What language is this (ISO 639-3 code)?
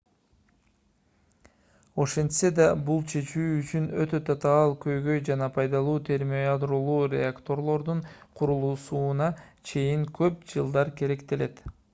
kir